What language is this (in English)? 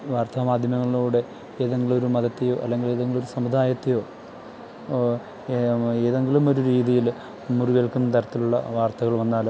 Malayalam